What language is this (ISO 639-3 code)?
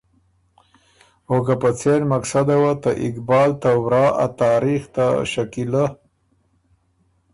oru